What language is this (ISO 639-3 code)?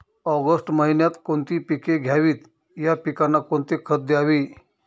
mar